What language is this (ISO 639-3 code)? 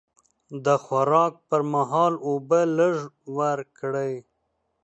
pus